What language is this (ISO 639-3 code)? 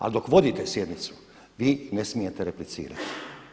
hrv